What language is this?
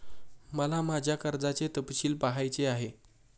Marathi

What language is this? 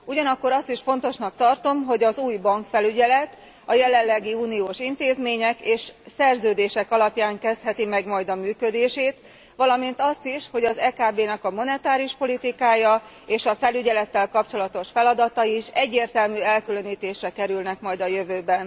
Hungarian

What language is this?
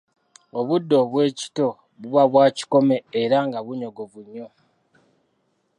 Ganda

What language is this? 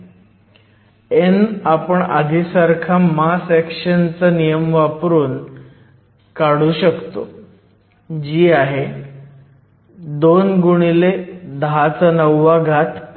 Marathi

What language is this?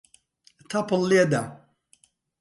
Central Kurdish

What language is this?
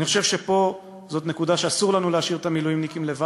Hebrew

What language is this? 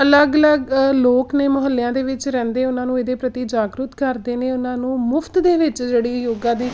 Punjabi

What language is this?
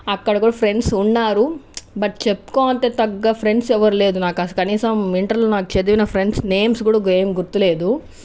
Telugu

